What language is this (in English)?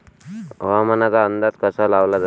Marathi